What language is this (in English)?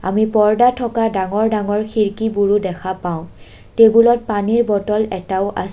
Assamese